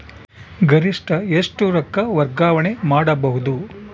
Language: Kannada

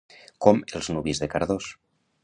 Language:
Catalan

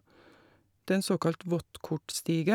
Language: Norwegian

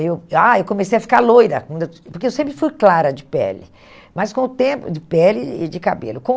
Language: Portuguese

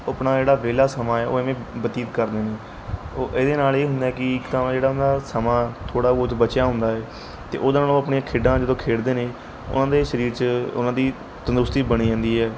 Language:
Punjabi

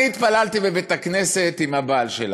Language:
Hebrew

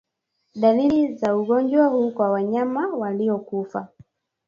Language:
Swahili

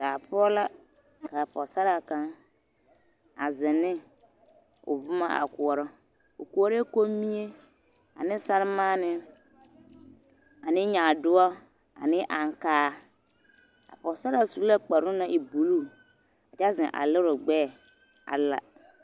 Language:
Southern Dagaare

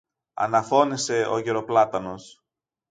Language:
Greek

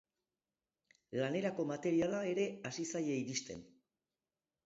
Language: Basque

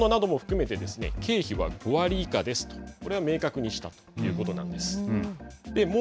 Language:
Japanese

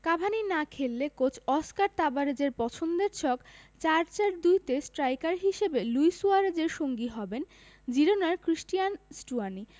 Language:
Bangla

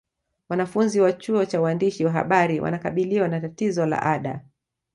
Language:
Swahili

